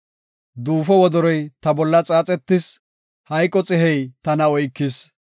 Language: Gofa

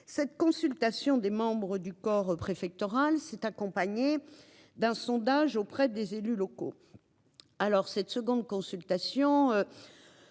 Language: French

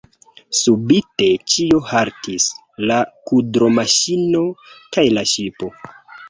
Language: Esperanto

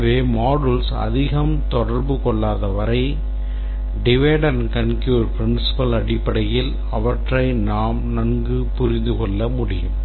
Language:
Tamil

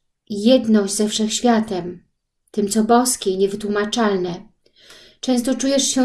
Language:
Polish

